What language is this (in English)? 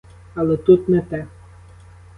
Ukrainian